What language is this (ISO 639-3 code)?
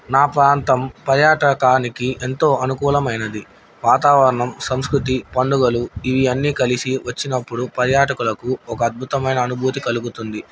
tel